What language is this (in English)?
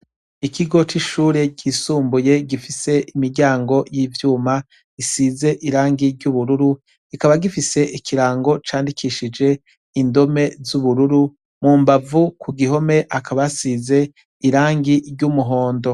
Rundi